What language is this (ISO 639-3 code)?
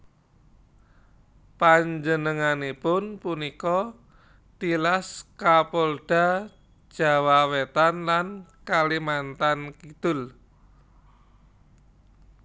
jav